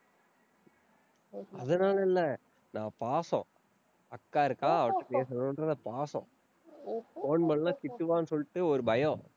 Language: Tamil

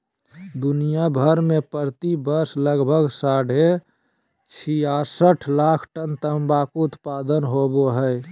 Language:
Magahi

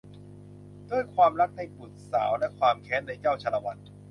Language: Thai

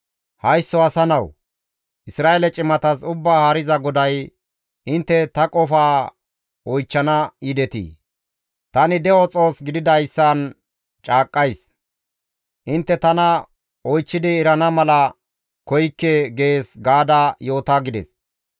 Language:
Gamo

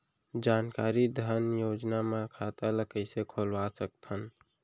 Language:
Chhattisgarhi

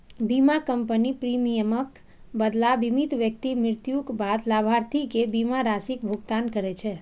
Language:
Maithili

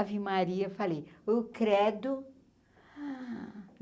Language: Portuguese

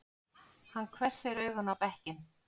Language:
Icelandic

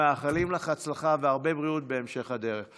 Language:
Hebrew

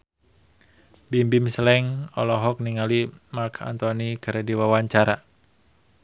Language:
Sundanese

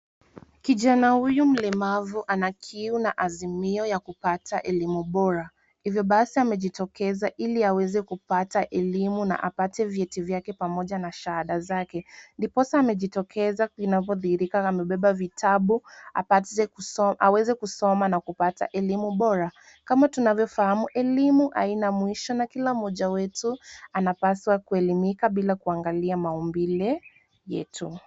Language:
Swahili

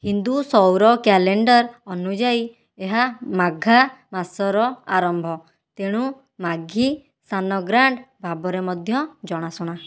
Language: Odia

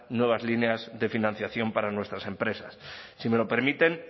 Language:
Spanish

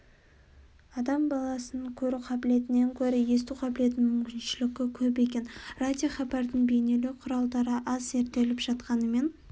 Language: Kazakh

